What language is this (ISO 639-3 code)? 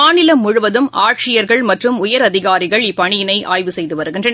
tam